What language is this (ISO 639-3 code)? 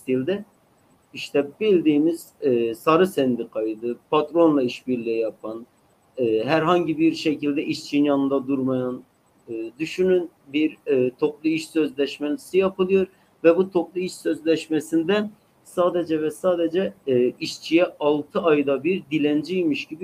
tur